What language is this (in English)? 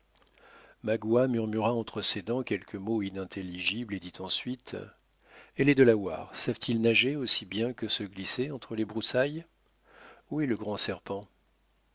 French